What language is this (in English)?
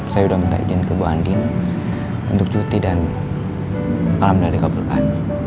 Indonesian